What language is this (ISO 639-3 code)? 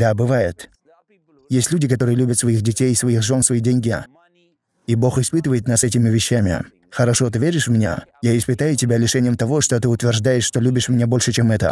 rus